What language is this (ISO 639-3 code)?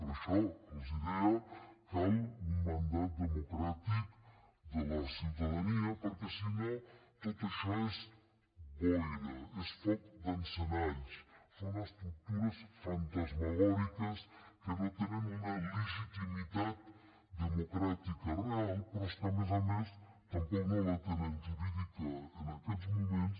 cat